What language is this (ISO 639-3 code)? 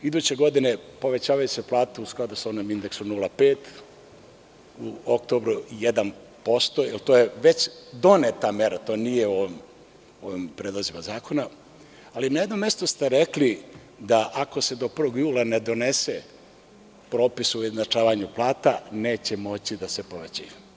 srp